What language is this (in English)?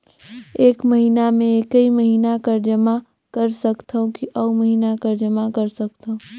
Chhattisgarhi